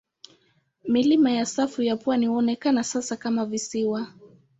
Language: Swahili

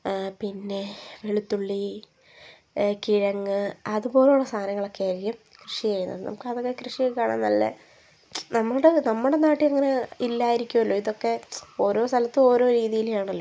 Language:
Malayalam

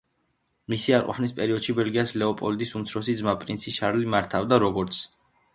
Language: Georgian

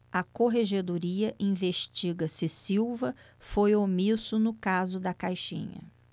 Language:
Portuguese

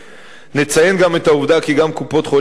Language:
Hebrew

